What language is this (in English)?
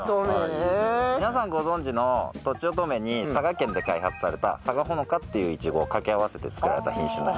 Japanese